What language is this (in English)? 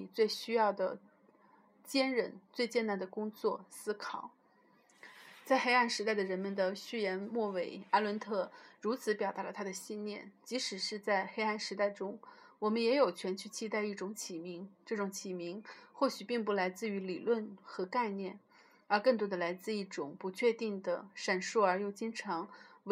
Chinese